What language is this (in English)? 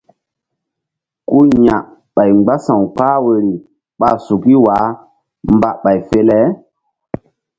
Mbum